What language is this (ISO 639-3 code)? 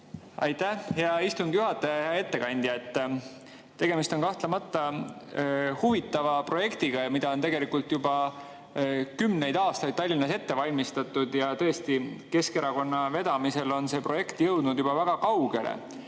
est